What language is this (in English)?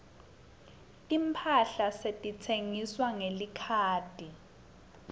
Swati